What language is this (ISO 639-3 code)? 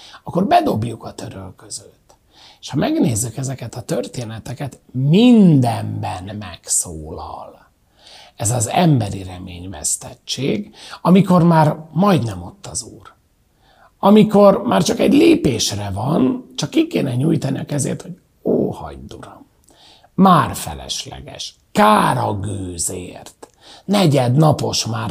hun